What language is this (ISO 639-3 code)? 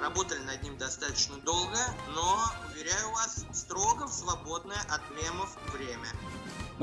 rus